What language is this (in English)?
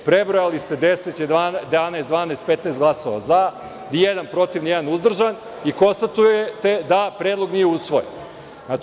Serbian